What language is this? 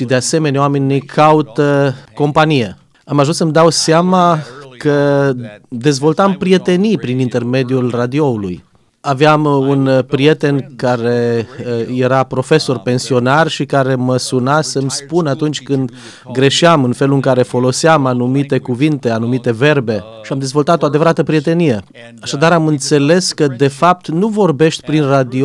Romanian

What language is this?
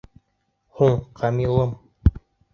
Bashkir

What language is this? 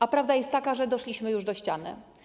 Polish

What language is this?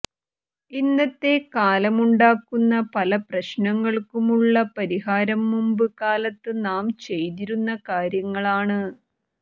Malayalam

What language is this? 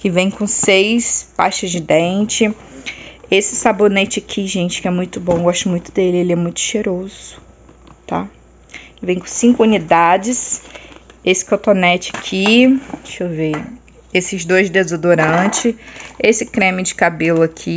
Portuguese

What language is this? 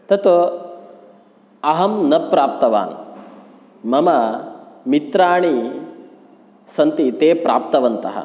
Sanskrit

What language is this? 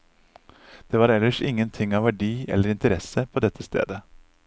Norwegian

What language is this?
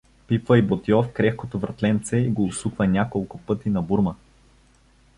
Bulgarian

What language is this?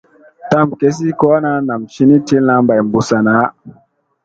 Musey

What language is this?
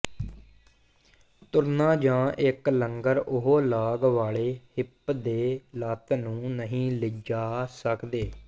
Punjabi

